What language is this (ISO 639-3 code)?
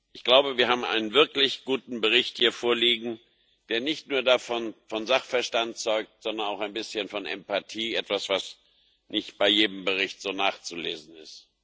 deu